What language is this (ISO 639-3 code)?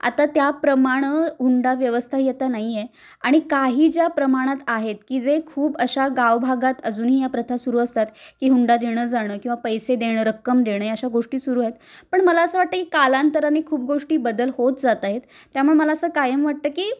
mar